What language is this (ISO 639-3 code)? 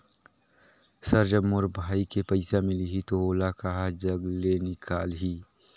hne